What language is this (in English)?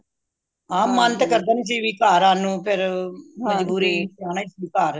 Punjabi